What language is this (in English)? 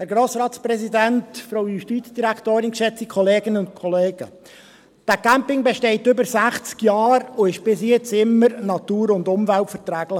Swiss German